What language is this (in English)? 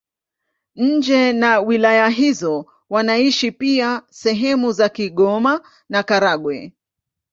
Swahili